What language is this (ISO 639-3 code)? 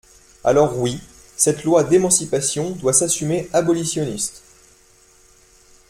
fra